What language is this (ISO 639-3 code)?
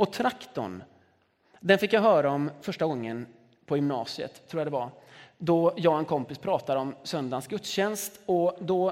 swe